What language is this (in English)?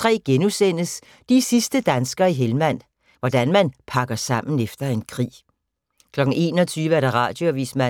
Danish